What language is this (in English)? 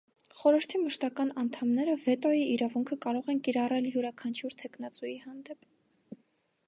Armenian